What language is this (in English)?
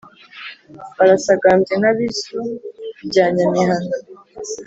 Kinyarwanda